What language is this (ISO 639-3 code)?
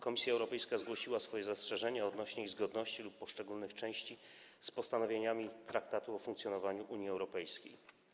pol